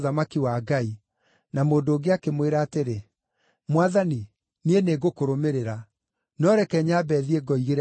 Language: Kikuyu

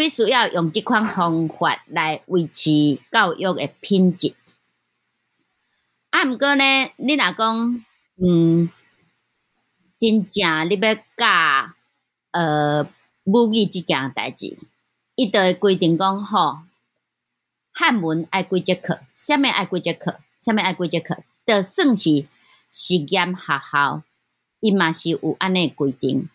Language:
Chinese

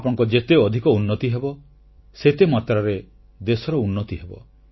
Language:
Odia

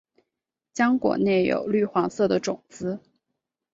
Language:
Chinese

